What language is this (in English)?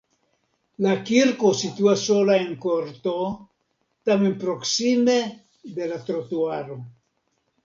Esperanto